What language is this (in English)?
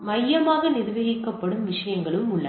Tamil